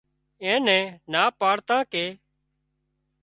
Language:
Wadiyara Koli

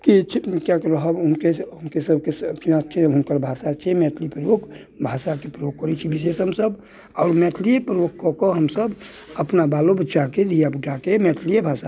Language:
Maithili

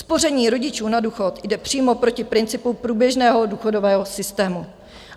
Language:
Czech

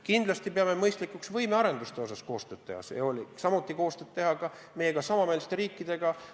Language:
Estonian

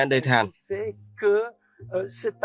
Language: Vietnamese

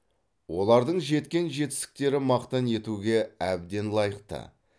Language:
Kazakh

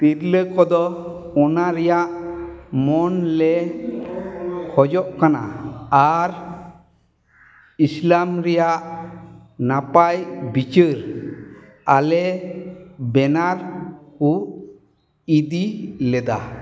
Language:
Santali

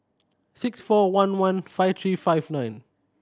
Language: English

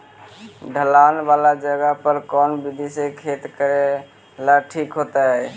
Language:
Magahi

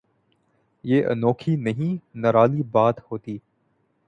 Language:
Urdu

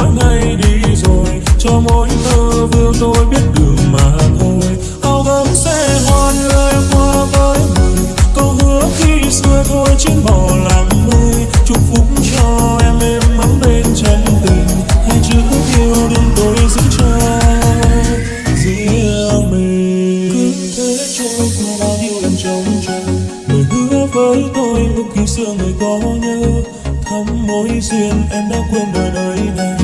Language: Vietnamese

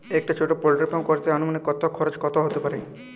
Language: Bangla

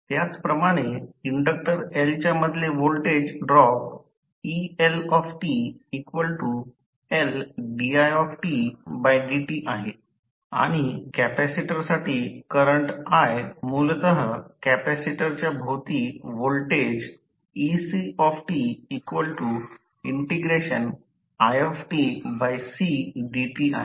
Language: Marathi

